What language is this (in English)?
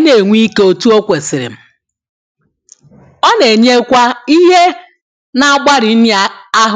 Igbo